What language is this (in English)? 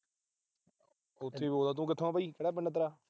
Punjabi